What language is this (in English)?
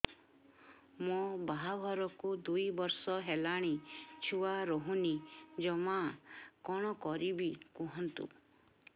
Odia